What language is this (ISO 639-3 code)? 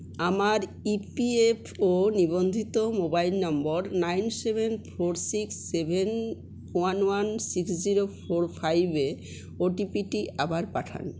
ben